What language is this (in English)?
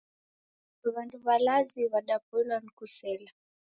Taita